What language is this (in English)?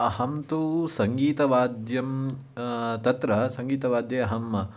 Sanskrit